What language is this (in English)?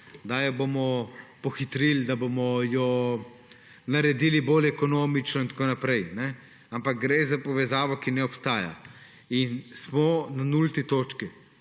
Slovenian